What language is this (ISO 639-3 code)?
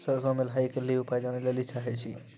mai